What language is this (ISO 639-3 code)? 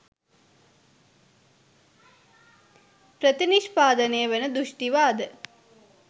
sin